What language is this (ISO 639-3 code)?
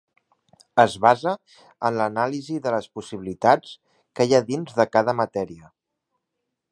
cat